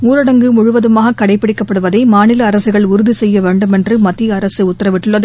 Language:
Tamil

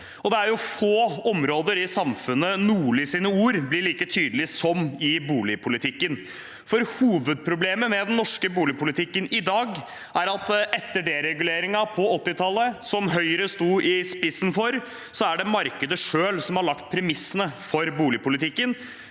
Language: Norwegian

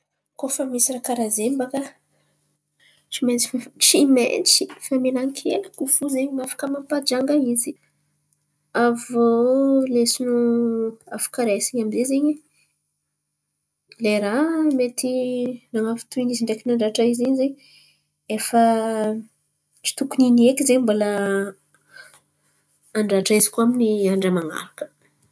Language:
Antankarana Malagasy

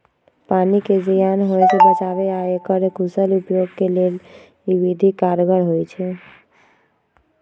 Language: Magahi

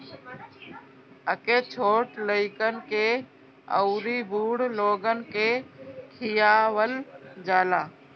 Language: Bhojpuri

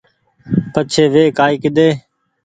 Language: Goaria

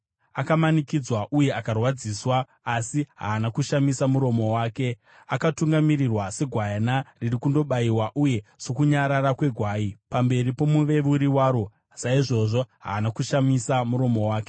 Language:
Shona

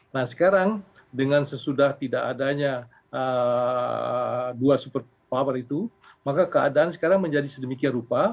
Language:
Indonesian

